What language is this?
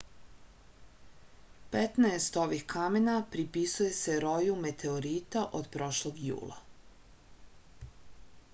Serbian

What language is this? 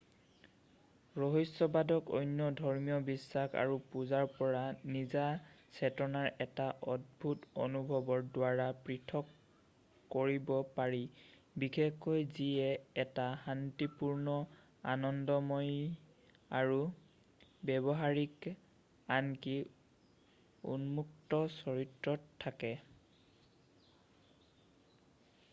Assamese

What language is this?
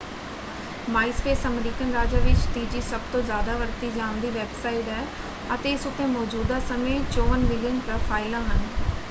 Punjabi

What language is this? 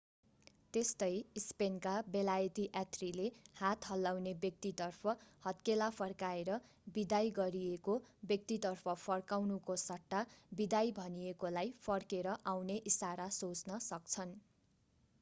Nepali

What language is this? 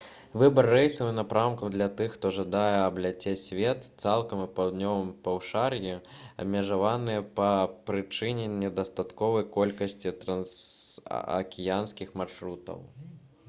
Belarusian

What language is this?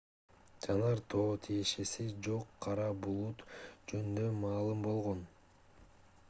Kyrgyz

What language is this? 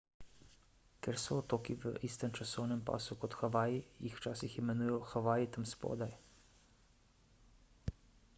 Slovenian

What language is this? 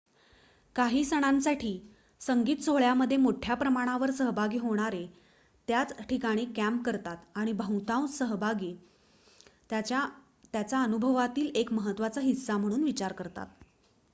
Marathi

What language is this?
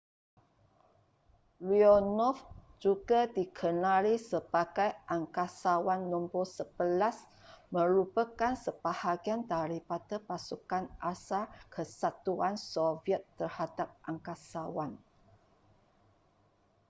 Malay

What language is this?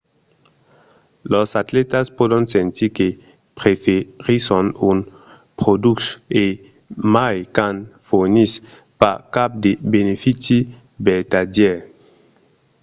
Occitan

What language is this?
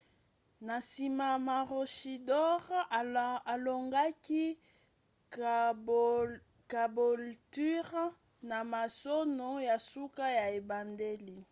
Lingala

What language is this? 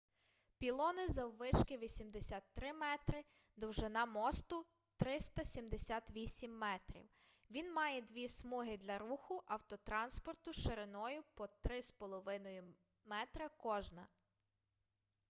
Ukrainian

